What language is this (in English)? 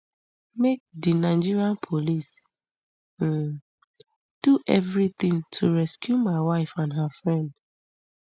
Nigerian Pidgin